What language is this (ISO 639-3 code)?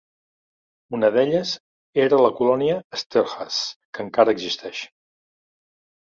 cat